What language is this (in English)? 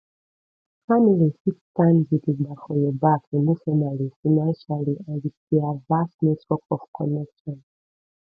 Nigerian Pidgin